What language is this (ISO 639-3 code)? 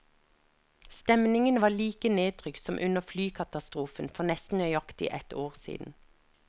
nor